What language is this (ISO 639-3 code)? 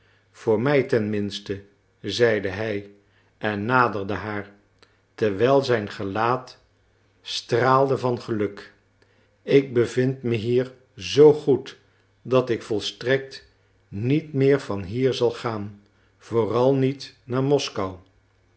nld